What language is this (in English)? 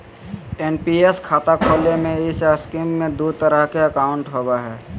Magahi